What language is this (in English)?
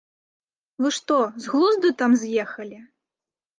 Belarusian